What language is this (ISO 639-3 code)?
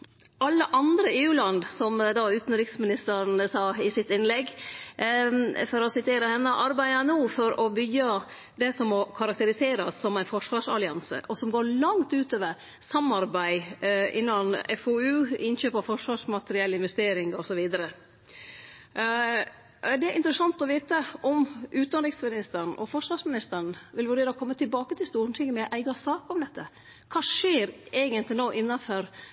nno